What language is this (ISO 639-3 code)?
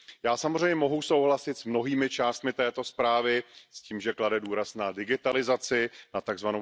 ces